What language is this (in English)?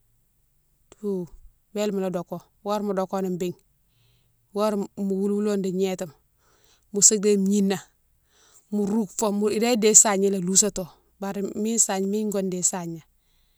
Mansoanka